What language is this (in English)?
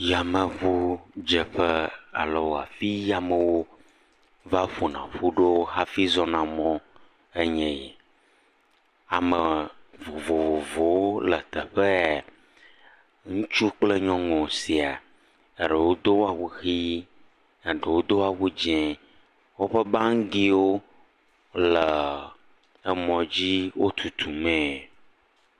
Ewe